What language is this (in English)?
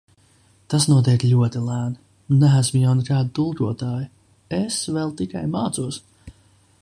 Latvian